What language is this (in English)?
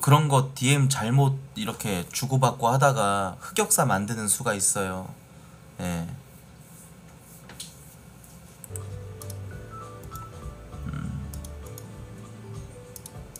Korean